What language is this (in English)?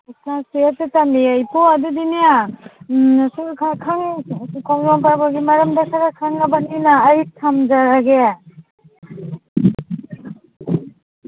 Manipuri